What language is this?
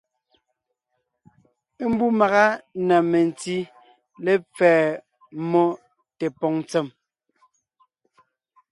Ngiemboon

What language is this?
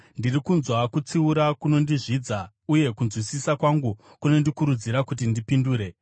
Shona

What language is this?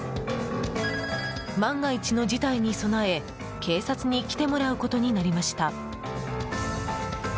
Japanese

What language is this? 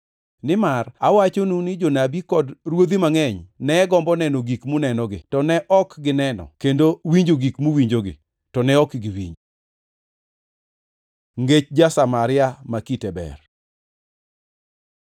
Luo (Kenya and Tanzania)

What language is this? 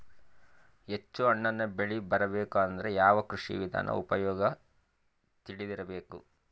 Kannada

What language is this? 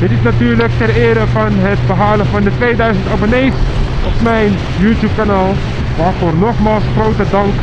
Dutch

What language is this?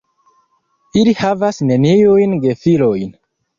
Esperanto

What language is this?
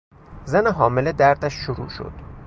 Persian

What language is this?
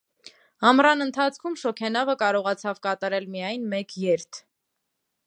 Armenian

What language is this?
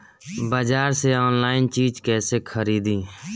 Bhojpuri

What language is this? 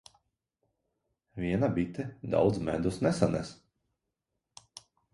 Latvian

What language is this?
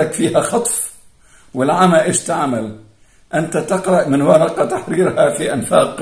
Arabic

